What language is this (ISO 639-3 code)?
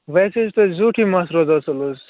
kas